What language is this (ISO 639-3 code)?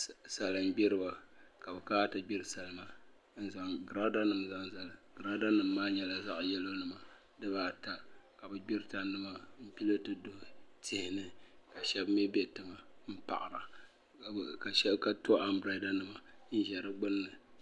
dag